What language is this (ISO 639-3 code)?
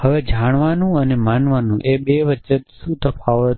guj